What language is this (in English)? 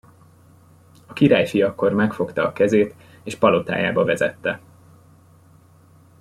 Hungarian